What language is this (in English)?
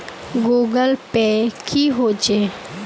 Magahi